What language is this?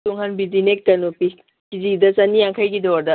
Manipuri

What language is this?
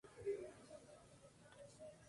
Spanish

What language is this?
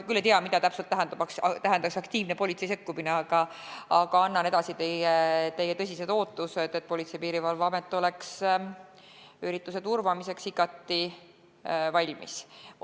Estonian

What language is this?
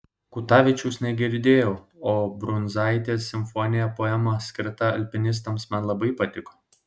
Lithuanian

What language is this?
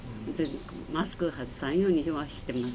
Japanese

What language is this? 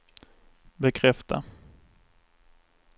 Swedish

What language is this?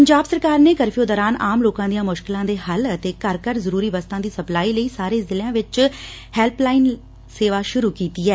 Punjabi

